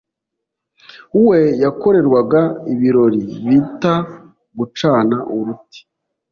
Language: Kinyarwanda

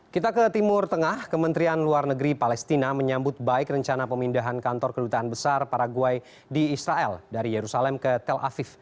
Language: Indonesian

